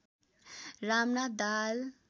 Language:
Nepali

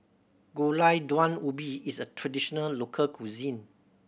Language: English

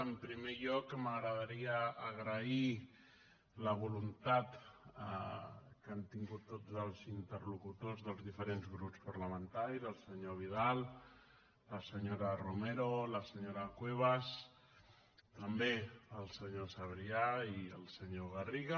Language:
Catalan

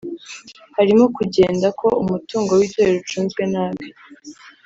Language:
Kinyarwanda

